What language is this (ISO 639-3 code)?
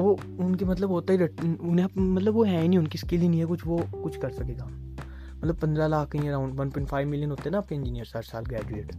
hin